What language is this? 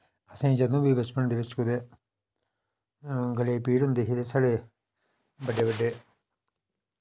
Dogri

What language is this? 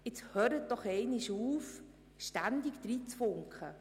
Swiss German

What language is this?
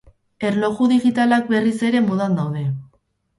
Basque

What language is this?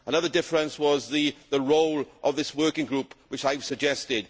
English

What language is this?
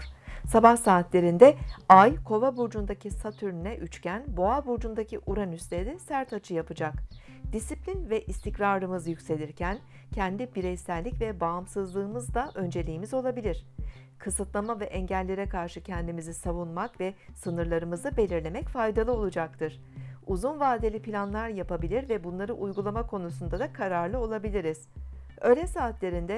Turkish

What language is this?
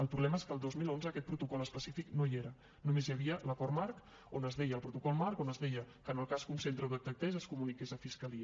Catalan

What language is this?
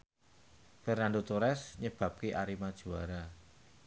Javanese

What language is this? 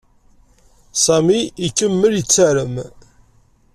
Kabyle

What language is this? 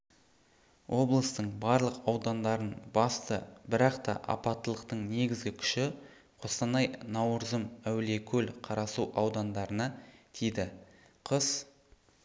Kazakh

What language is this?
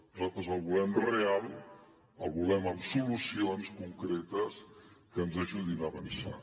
Catalan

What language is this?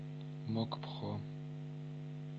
Russian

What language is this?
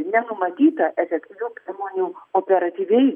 Lithuanian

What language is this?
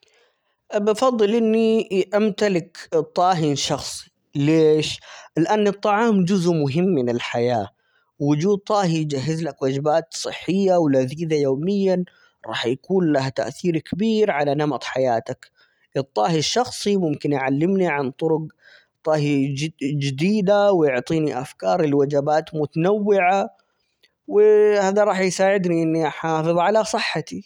Omani Arabic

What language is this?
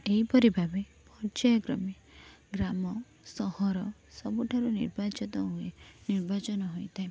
Odia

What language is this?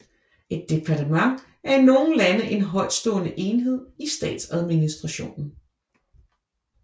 Danish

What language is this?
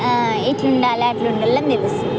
Telugu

